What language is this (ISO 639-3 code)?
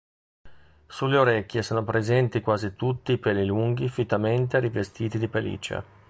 ita